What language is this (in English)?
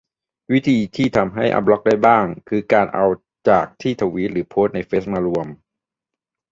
Thai